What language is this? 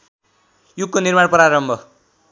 Nepali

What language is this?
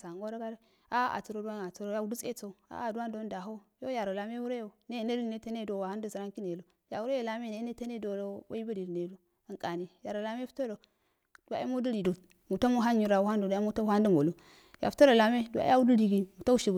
Afade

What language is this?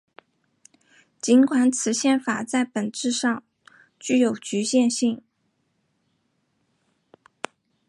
Chinese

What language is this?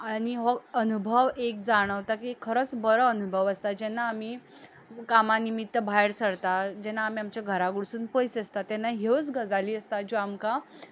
Konkani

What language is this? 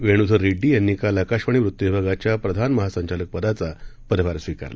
Marathi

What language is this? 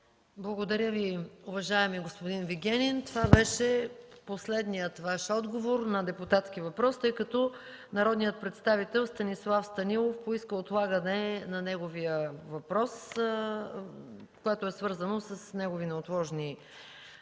Bulgarian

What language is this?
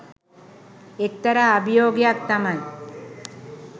Sinhala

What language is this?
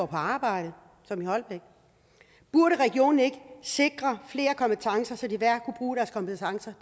Danish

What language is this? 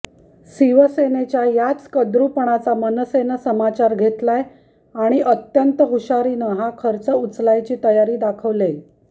Marathi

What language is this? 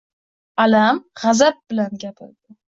Uzbek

